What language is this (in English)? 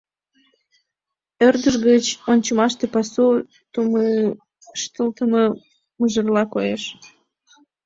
Mari